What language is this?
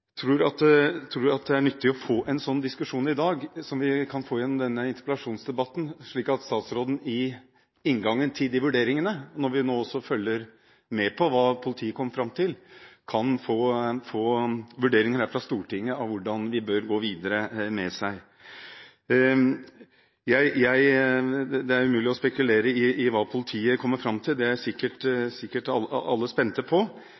Norwegian Bokmål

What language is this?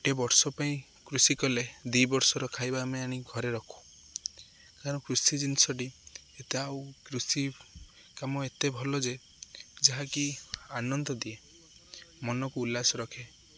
Odia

